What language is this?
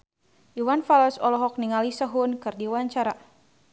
Sundanese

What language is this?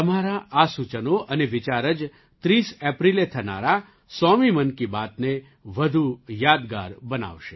Gujarati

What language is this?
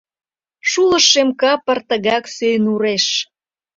Mari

